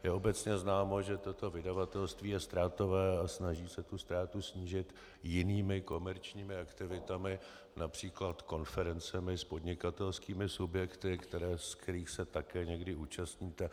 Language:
Czech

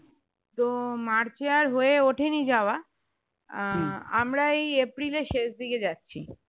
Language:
Bangla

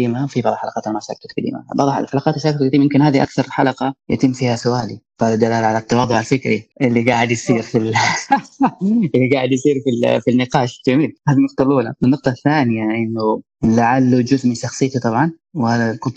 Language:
Arabic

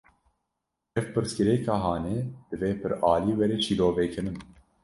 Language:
Kurdish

